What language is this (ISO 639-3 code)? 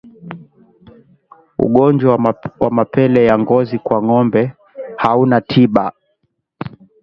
swa